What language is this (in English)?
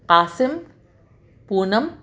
Urdu